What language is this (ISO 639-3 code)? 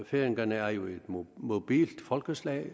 dan